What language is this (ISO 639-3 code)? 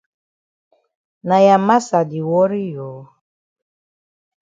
wes